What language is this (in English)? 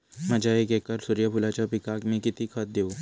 Marathi